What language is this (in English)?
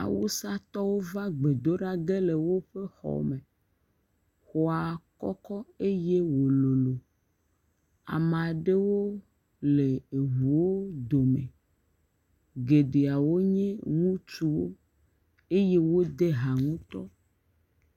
Ewe